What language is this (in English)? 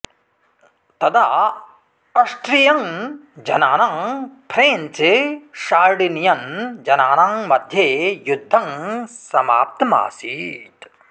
Sanskrit